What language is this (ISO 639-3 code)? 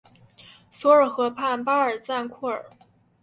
zho